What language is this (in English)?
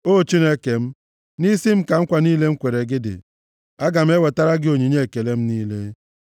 Igbo